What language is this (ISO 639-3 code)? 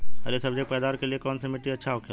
bho